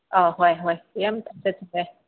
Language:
Manipuri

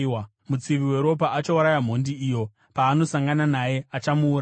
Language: Shona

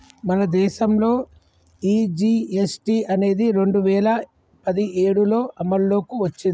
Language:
Telugu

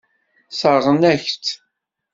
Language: Kabyle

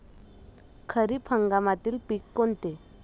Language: Marathi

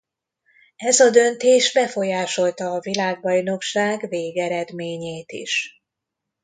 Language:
Hungarian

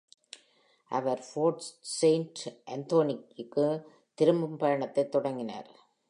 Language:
Tamil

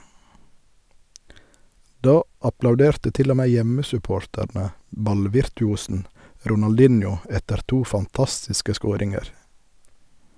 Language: Norwegian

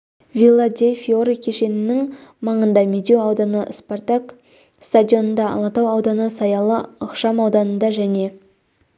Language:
Kazakh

